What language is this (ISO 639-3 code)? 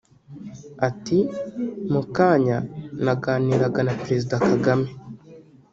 kin